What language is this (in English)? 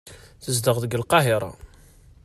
Kabyle